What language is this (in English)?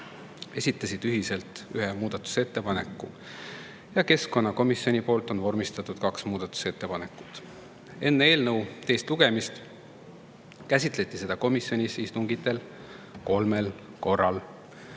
Estonian